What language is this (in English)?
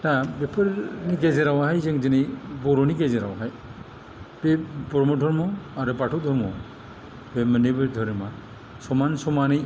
Bodo